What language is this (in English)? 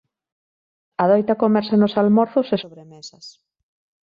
Galician